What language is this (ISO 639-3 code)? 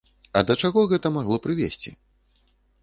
bel